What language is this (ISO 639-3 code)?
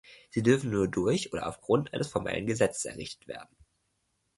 deu